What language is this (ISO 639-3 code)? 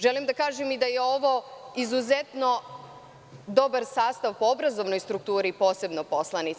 srp